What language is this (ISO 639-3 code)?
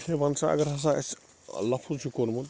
kas